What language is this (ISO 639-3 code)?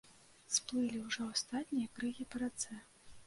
bel